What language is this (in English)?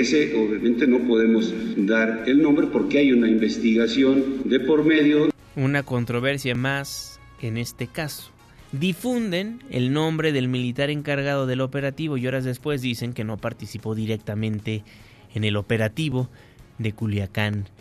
Spanish